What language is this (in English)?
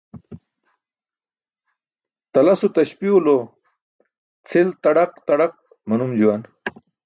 Burushaski